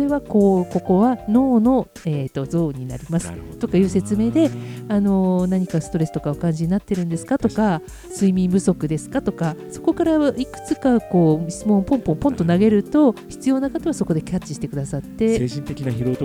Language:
Japanese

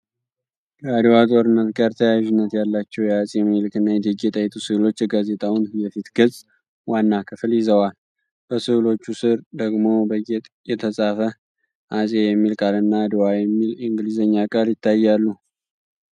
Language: Amharic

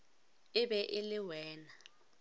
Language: Northern Sotho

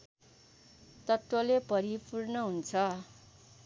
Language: Nepali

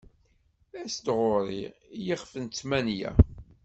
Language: Kabyle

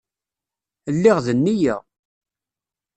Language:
Kabyle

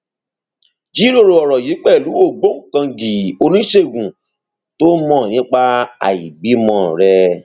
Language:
Yoruba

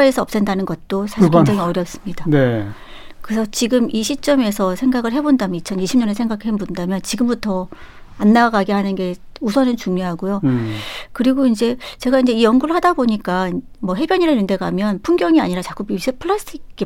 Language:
Korean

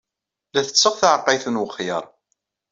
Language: Kabyle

